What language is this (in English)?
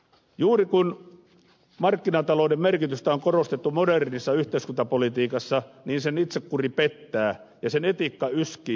Finnish